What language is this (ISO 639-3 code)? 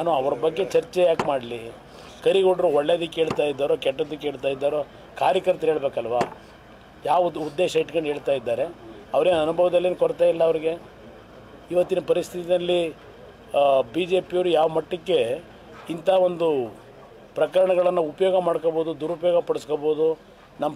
ara